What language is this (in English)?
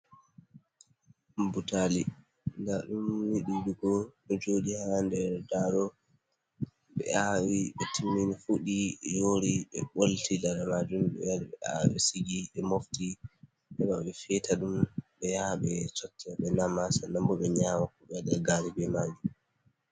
Fula